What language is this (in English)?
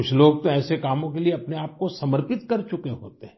Hindi